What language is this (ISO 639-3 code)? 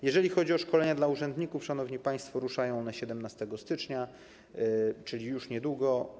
pol